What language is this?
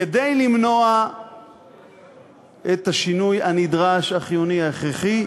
Hebrew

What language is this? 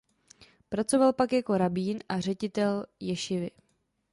Czech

